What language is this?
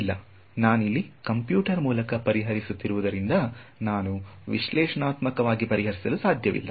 Kannada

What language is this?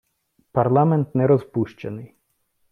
Ukrainian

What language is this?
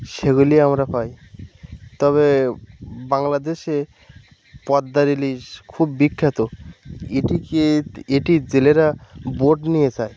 Bangla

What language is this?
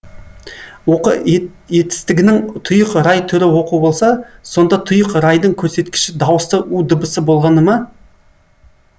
Kazakh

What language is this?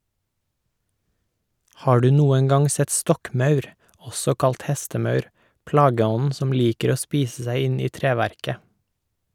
Norwegian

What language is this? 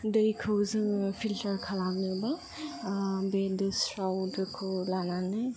Bodo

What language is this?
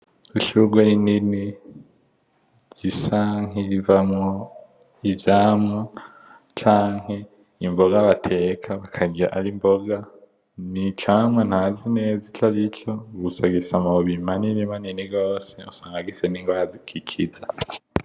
Rundi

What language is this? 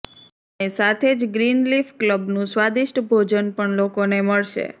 Gujarati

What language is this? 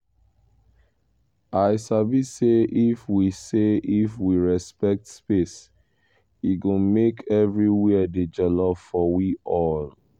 Nigerian Pidgin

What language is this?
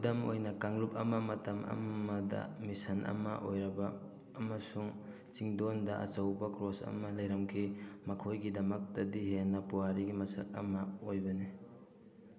Manipuri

